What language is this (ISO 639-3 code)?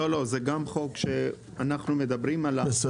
heb